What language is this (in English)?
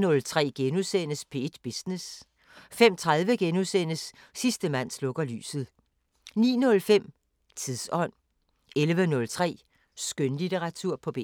Danish